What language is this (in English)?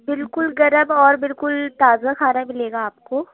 Urdu